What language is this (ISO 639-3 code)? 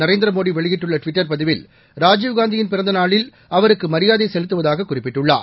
tam